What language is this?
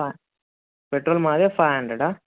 Telugu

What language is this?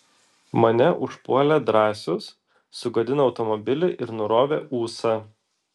Lithuanian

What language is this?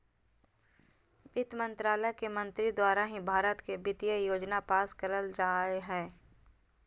Magahi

